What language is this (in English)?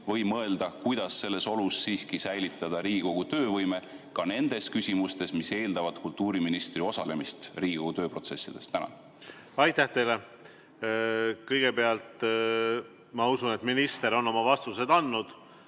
Estonian